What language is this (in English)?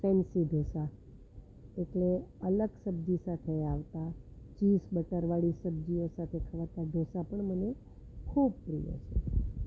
Gujarati